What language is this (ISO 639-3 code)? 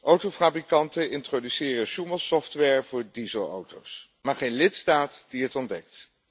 nld